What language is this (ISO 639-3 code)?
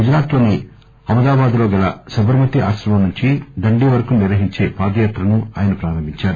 tel